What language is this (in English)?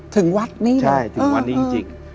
Thai